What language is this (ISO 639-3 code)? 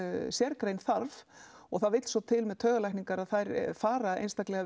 isl